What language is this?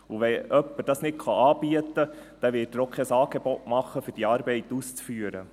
Swiss German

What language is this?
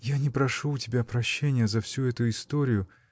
Russian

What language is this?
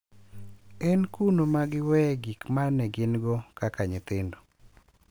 Luo (Kenya and Tanzania)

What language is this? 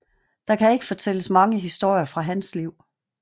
Danish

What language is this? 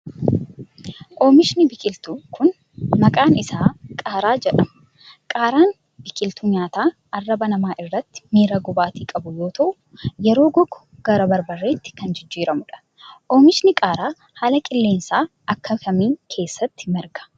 Oromo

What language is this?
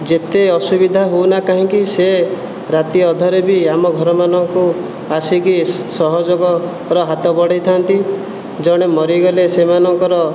Odia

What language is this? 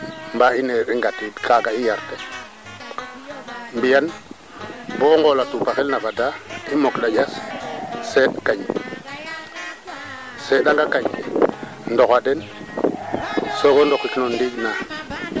Serer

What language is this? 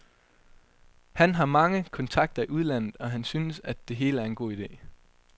Danish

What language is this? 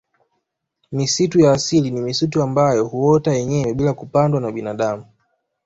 Swahili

